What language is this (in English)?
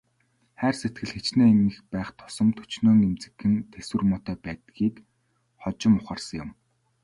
Mongolian